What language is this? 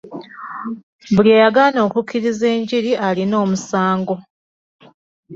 Ganda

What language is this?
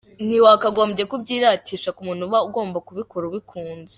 Kinyarwanda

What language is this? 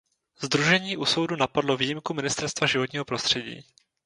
Czech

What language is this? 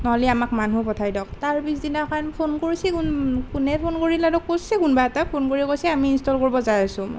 Assamese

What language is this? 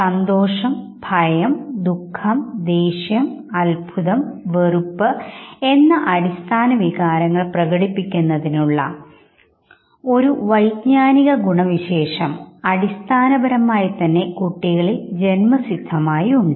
Malayalam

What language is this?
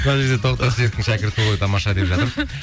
Kazakh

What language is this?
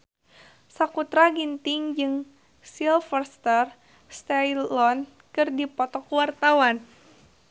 Sundanese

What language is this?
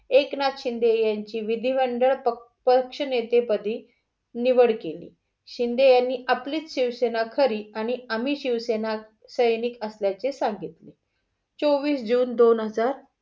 Marathi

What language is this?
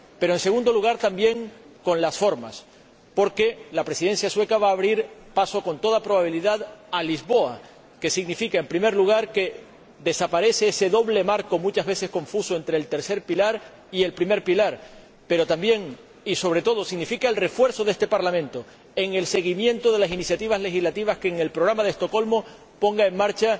Spanish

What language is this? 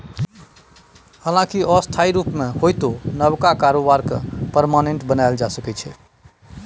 Maithili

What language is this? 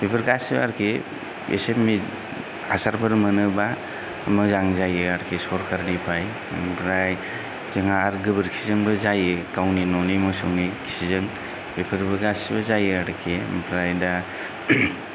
Bodo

